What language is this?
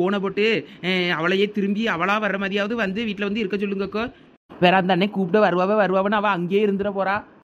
Thai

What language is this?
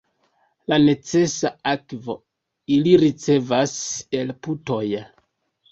Esperanto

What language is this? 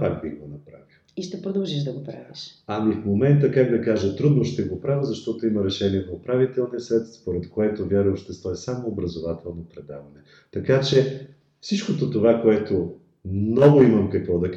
Bulgarian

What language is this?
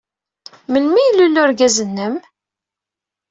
Kabyle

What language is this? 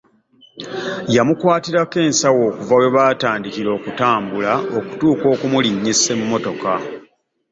Ganda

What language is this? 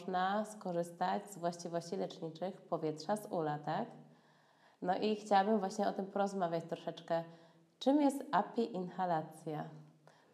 Polish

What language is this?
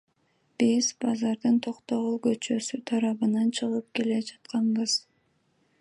Kyrgyz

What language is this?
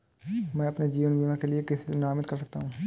Hindi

